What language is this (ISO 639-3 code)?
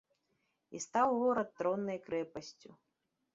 bel